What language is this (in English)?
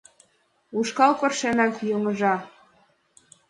Mari